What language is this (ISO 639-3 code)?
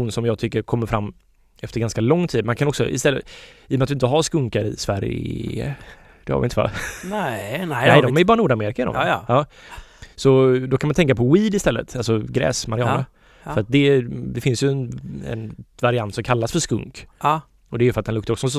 swe